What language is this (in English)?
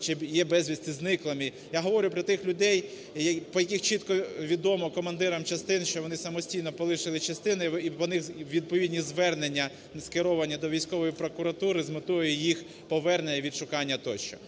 Ukrainian